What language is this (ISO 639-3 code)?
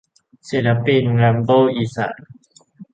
tha